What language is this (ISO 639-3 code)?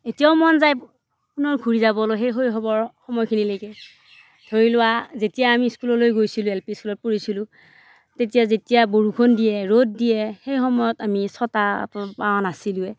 asm